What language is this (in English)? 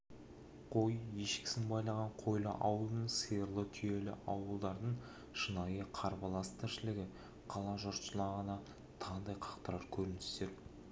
Kazakh